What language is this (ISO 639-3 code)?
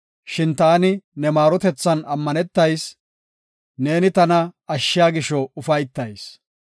gof